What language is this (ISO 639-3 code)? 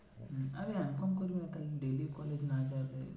ben